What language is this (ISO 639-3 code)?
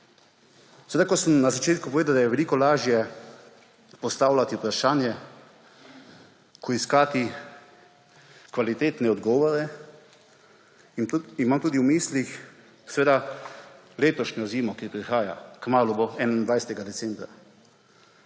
slv